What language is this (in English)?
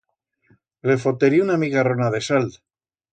Aragonese